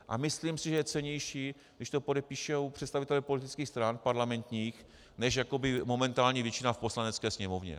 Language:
Czech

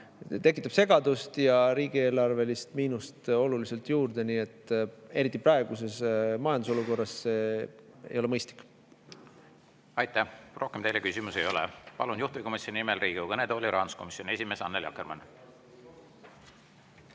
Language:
Estonian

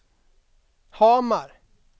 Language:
Swedish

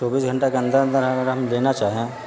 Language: Urdu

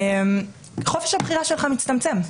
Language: Hebrew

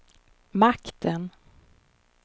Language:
Swedish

